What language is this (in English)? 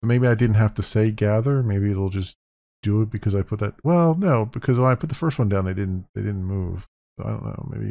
English